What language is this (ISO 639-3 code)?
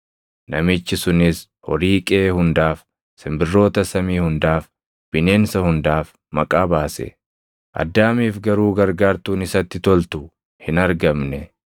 orm